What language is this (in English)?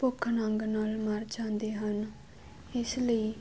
Punjabi